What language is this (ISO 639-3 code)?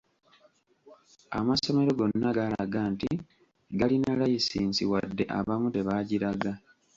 lug